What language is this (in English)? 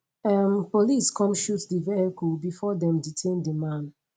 Nigerian Pidgin